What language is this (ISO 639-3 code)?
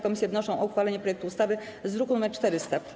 pol